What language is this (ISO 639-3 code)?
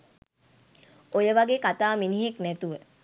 sin